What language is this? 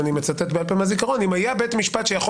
Hebrew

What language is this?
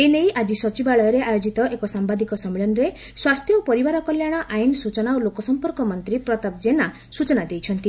Odia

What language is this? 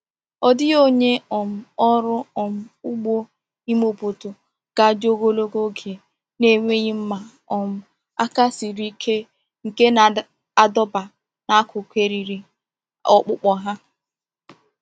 Igbo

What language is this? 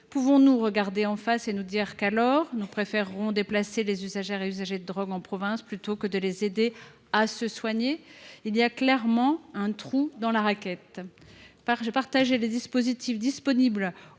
French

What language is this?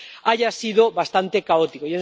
Spanish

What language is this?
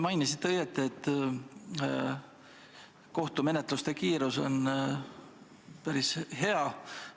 Estonian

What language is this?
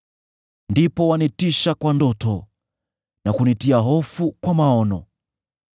Swahili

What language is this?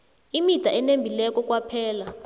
South Ndebele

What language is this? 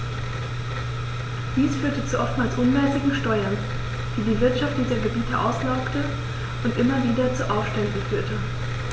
German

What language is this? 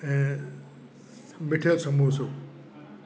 Sindhi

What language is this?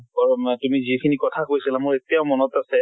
Assamese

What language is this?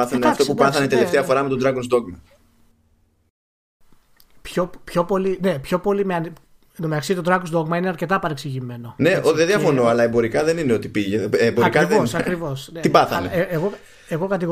Greek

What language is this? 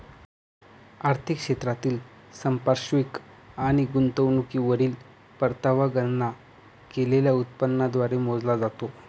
Marathi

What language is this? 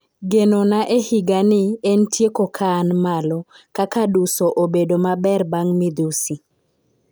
Luo (Kenya and Tanzania)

